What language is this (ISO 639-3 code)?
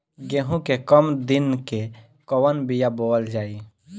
bho